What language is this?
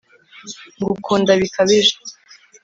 Kinyarwanda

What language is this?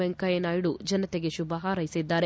Kannada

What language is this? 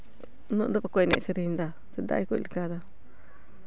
Santali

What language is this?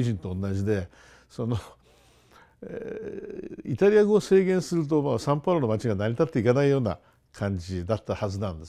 Japanese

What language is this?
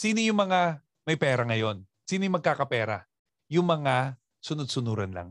Filipino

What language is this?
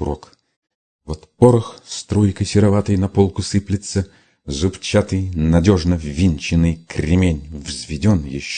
Russian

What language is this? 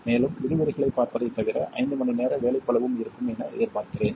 Tamil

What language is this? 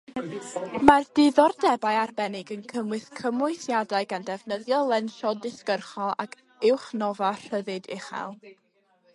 Welsh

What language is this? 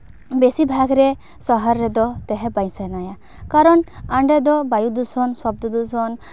Santali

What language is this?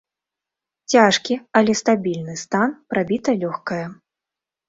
Belarusian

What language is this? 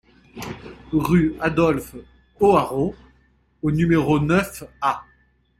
French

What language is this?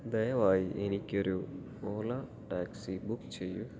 Malayalam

